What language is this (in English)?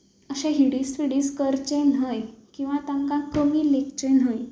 Konkani